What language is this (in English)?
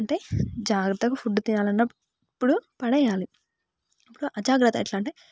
Telugu